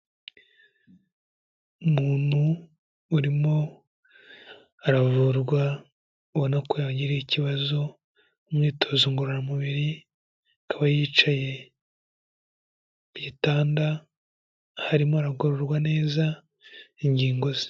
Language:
Kinyarwanda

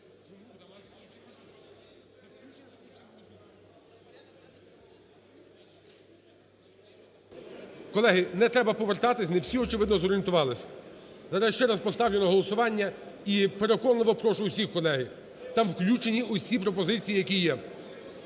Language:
Ukrainian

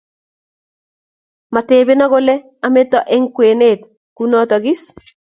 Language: Kalenjin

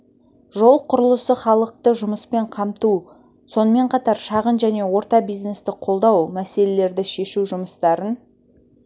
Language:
Kazakh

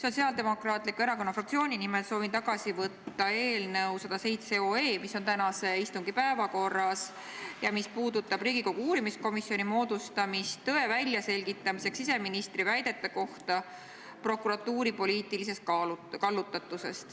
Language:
Estonian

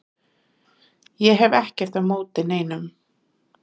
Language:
Icelandic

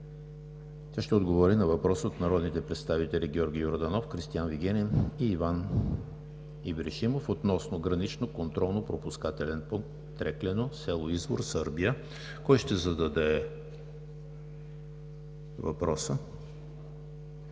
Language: Bulgarian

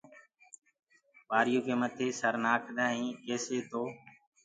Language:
Gurgula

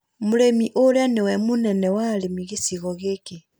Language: Kikuyu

